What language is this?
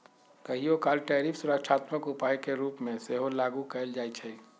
Magahi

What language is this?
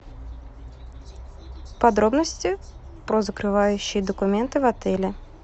Russian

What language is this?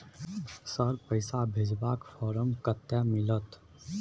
Maithili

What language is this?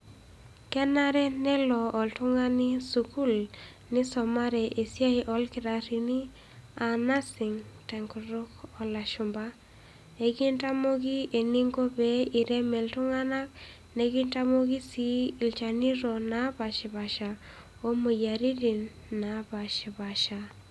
Masai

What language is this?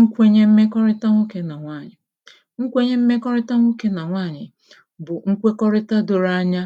Igbo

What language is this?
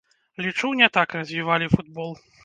Belarusian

